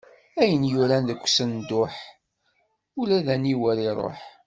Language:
Kabyle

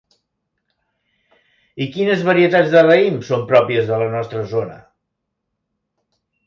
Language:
Catalan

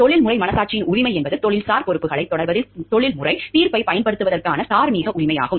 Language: Tamil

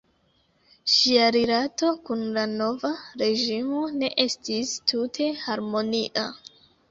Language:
Esperanto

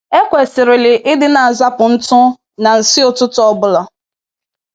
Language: Igbo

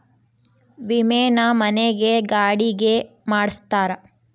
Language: Kannada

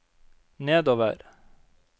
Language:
Norwegian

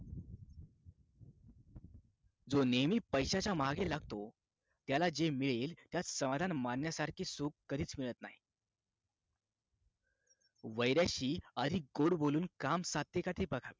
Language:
Marathi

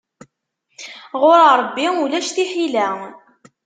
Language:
Kabyle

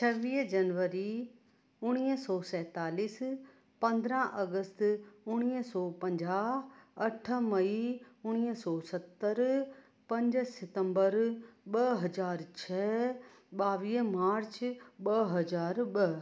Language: Sindhi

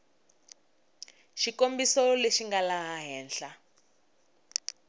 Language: Tsonga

